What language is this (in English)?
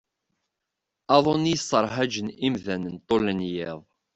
Kabyle